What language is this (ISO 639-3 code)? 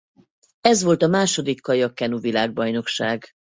hun